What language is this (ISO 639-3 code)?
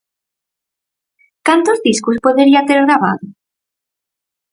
glg